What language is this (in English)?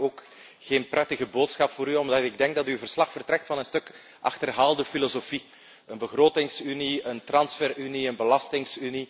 Dutch